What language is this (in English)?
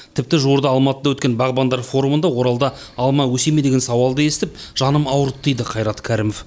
Kazakh